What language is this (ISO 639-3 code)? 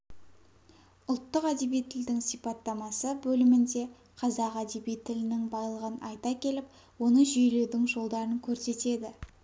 kaz